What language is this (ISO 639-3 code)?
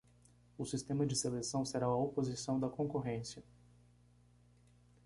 por